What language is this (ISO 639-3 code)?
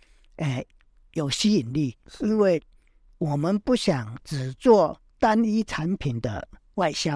zho